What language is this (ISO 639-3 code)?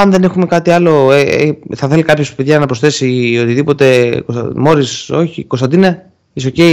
ell